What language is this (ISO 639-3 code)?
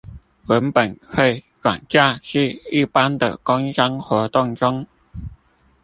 zho